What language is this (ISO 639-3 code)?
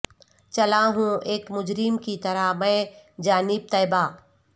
urd